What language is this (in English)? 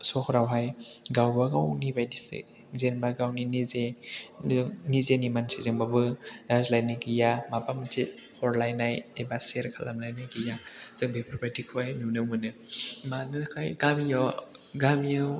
Bodo